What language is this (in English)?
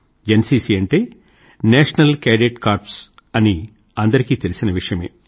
Telugu